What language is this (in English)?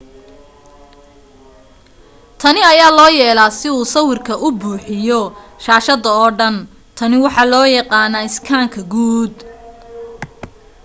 Somali